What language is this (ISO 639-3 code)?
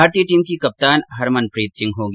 hin